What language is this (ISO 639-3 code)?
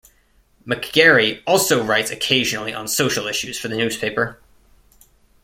eng